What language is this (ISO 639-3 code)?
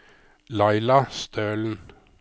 nor